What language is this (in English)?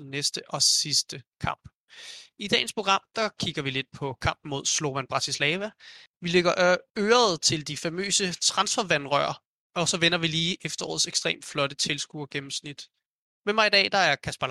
Danish